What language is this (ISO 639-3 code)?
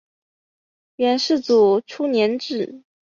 zho